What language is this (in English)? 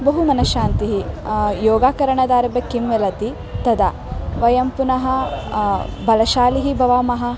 Sanskrit